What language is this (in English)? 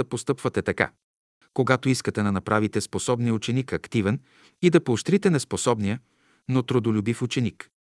Bulgarian